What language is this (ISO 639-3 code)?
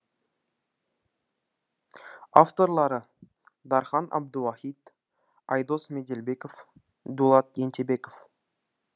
kaz